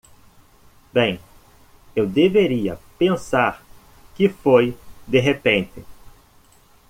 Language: Portuguese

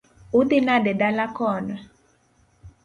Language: Luo (Kenya and Tanzania)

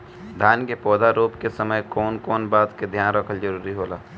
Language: Bhojpuri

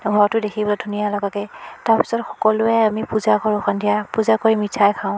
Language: Assamese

